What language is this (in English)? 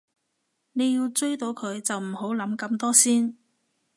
Cantonese